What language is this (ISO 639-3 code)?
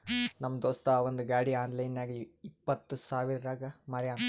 kan